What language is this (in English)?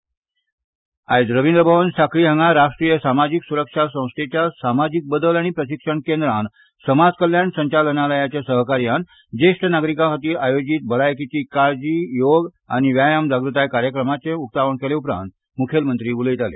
Konkani